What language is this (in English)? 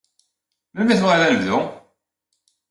Kabyle